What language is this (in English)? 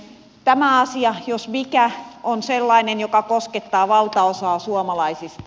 Finnish